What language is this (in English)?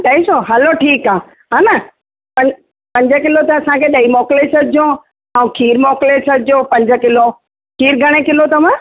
Sindhi